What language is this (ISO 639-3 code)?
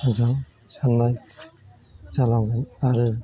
brx